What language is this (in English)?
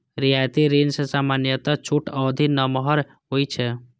Maithili